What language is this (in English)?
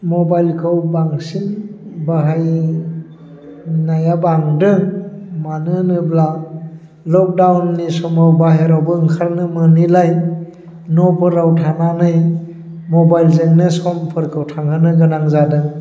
Bodo